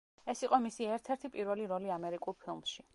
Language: Georgian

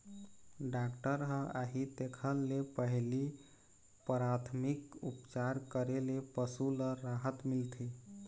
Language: Chhattisgarhi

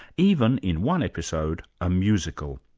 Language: English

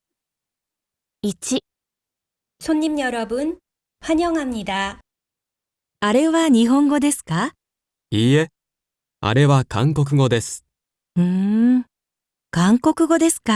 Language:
Japanese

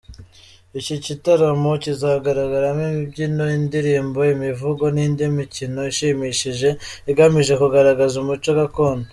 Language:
Kinyarwanda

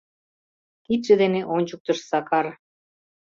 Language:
Mari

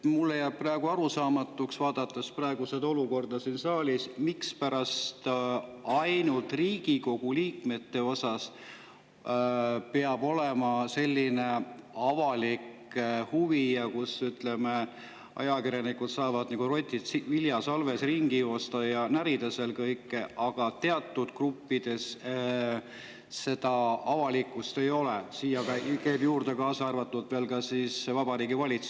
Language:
Estonian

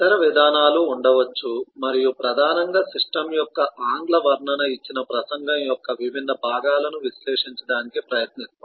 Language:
Telugu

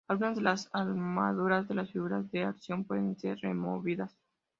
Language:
Spanish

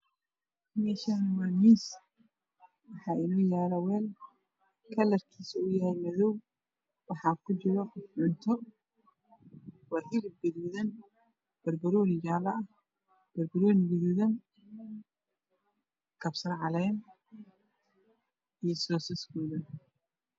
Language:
Somali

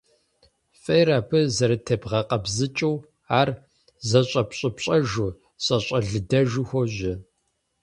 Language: Kabardian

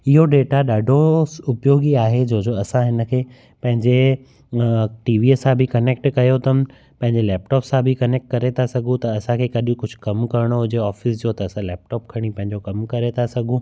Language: Sindhi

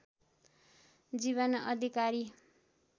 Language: Nepali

